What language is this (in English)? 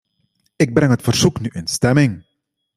Dutch